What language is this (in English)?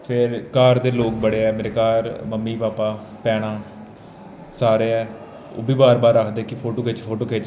Dogri